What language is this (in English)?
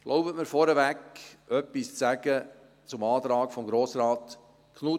Swiss German